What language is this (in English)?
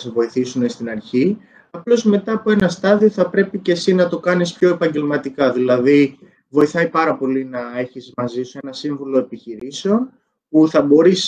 Greek